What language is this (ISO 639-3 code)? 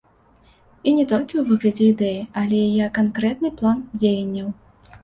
bel